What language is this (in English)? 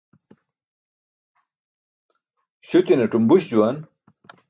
Burushaski